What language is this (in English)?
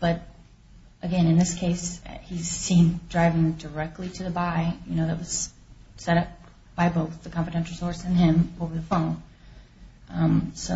English